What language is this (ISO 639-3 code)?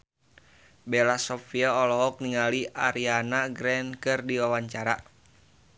sun